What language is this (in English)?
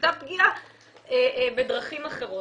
Hebrew